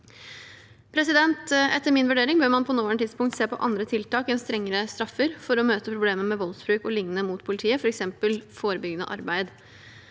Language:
Norwegian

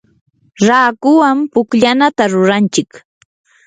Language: Yanahuanca Pasco Quechua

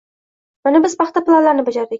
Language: Uzbek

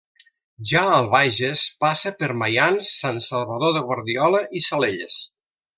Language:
Catalan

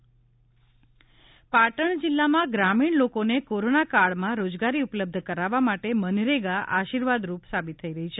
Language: Gujarati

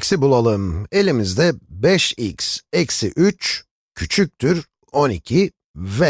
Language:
Turkish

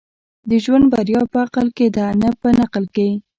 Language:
Pashto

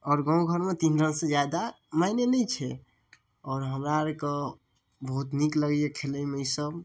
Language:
Maithili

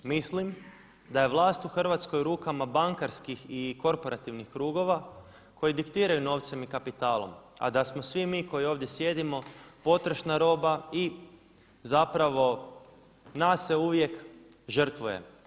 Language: Croatian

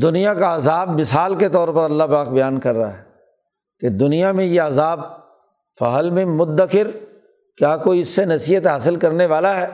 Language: Urdu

